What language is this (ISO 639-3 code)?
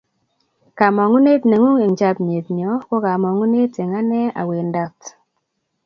kln